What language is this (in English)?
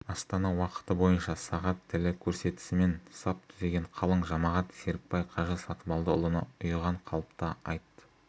Kazakh